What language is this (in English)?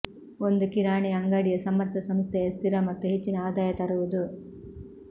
Kannada